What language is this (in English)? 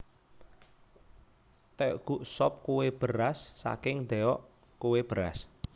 Javanese